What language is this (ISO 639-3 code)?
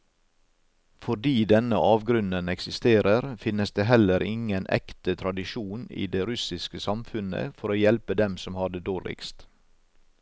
nor